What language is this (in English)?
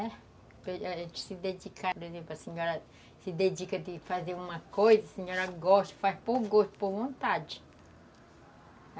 Portuguese